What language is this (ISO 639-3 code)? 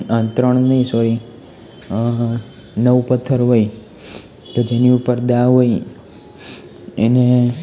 guj